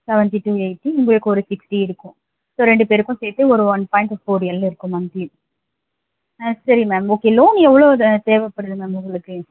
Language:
Tamil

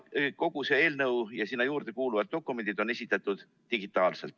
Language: Estonian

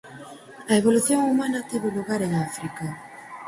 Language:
Galician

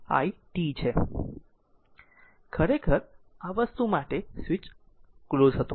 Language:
Gujarati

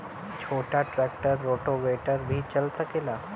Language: Bhojpuri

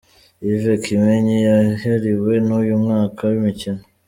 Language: Kinyarwanda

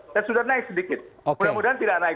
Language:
Indonesian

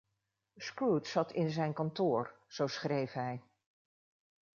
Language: Dutch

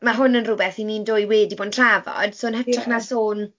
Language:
Welsh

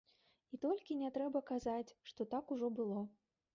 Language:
Belarusian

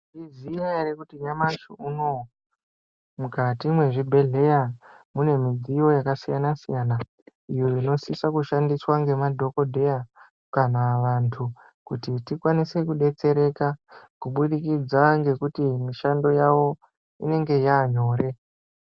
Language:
Ndau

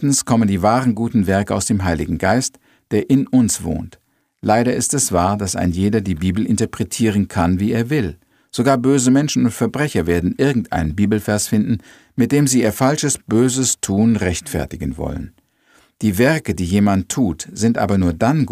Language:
German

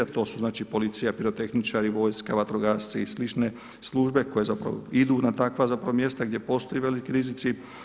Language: Croatian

